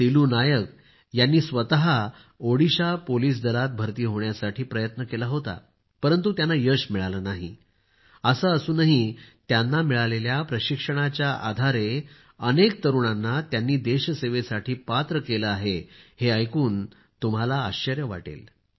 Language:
Marathi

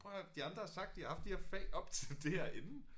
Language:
Danish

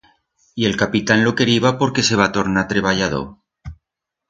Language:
Aragonese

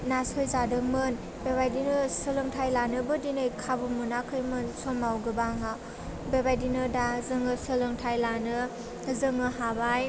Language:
Bodo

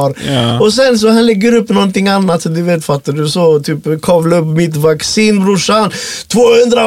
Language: Swedish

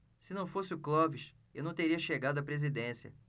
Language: Portuguese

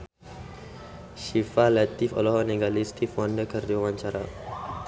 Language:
Sundanese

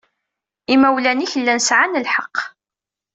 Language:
Kabyle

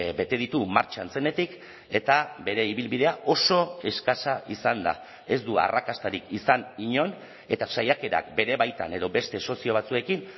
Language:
Basque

